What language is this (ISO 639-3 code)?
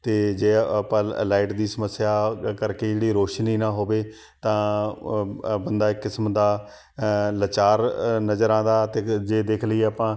pan